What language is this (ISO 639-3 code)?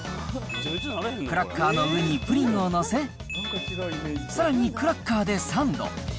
jpn